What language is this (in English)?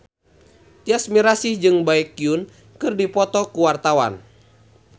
Sundanese